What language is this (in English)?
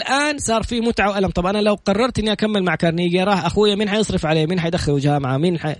Arabic